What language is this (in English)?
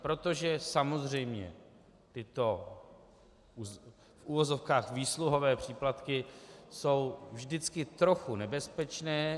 Czech